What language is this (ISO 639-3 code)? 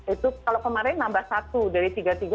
ind